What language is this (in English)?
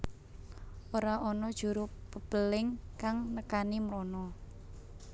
Javanese